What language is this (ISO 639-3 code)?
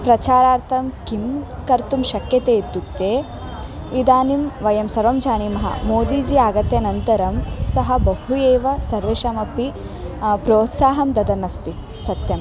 san